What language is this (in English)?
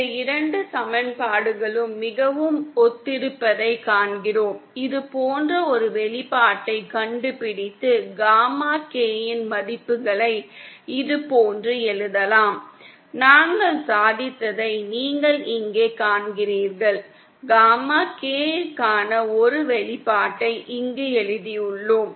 Tamil